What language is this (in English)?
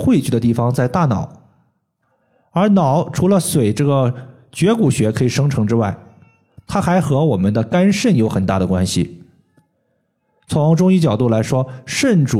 Chinese